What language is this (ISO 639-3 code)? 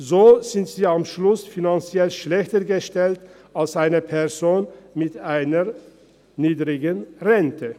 gsw